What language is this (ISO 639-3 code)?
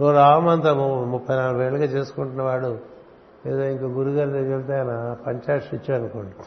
tel